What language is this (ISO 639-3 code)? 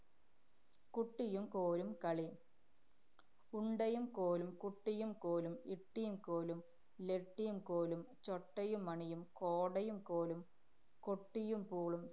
mal